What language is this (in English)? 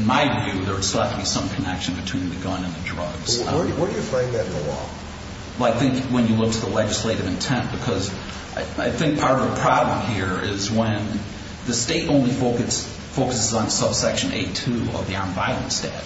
English